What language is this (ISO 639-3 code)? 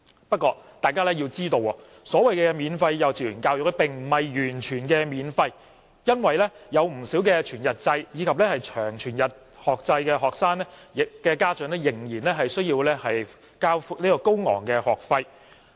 yue